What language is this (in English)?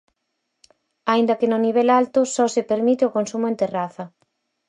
Galician